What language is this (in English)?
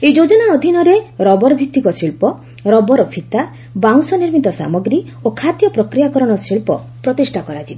Odia